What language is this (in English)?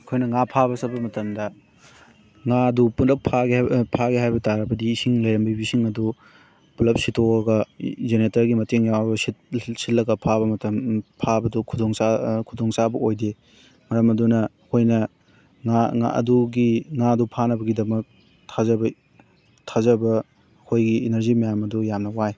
Manipuri